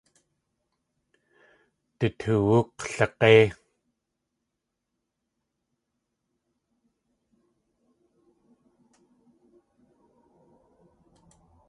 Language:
Tlingit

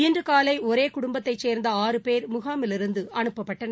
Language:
Tamil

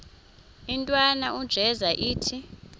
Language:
Xhosa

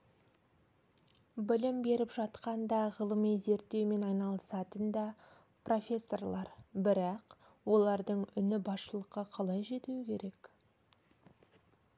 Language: Kazakh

